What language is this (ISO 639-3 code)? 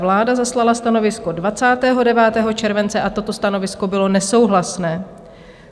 ces